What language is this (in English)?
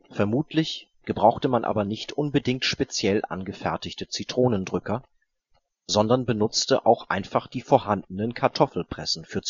German